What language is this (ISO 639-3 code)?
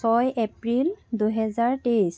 asm